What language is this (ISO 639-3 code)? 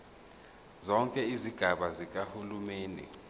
zul